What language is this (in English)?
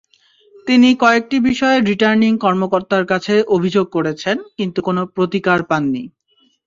Bangla